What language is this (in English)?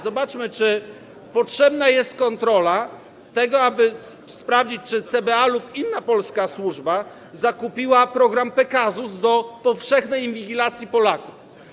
Polish